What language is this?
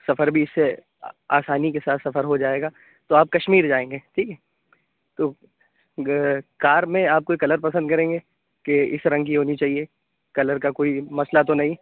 Urdu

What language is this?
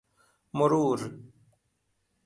Persian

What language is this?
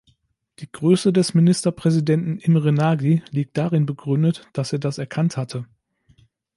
German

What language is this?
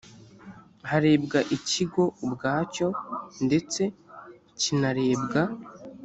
Kinyarwanda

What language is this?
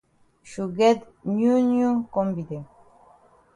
Cameroon Pidgin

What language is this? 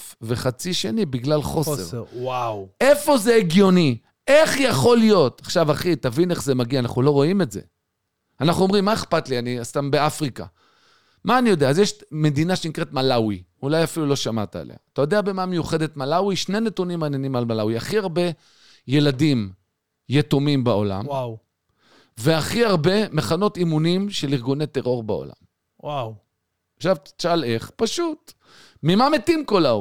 Hebrew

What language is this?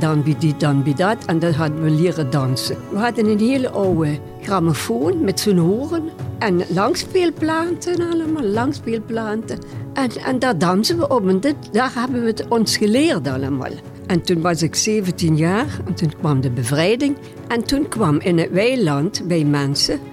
Dutch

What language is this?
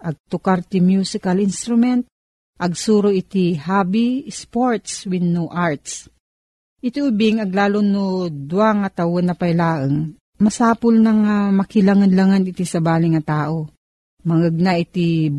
Filipino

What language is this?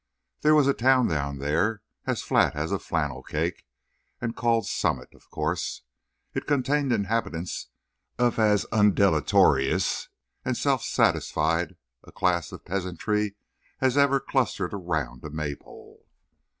English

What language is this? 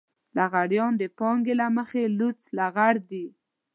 Pashto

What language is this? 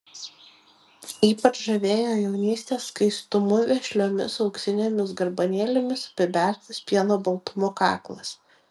Lithuanian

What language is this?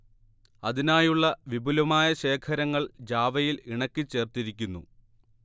Malayalam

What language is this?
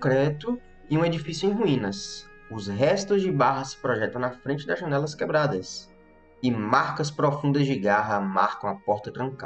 Portuguese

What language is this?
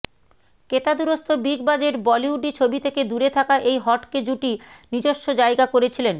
Bangla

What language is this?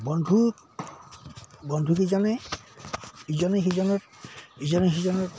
Assamese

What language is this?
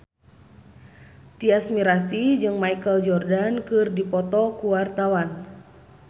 Sundanese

